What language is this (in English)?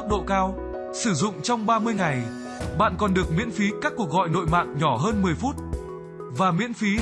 Vietnamese